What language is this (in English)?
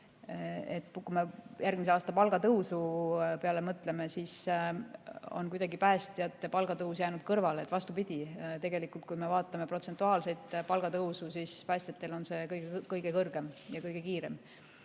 Estonian